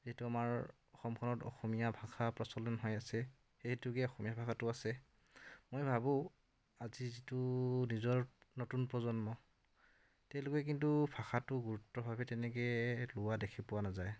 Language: Assamese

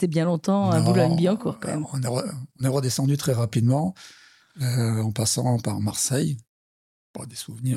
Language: French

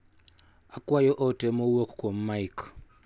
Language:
Luo (Kenya and Tanzania)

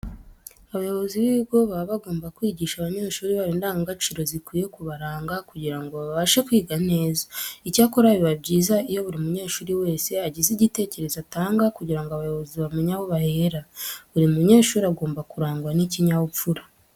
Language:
Kinyarwanda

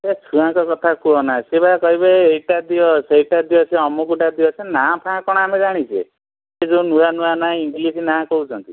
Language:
Odia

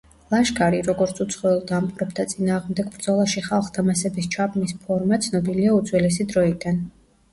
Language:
Georgian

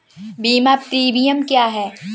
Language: Hindi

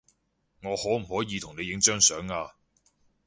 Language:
Cantonese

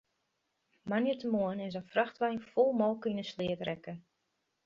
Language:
Western Frisian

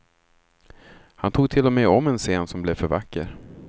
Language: Swedish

